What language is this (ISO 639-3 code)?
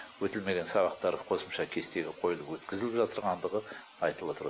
kaz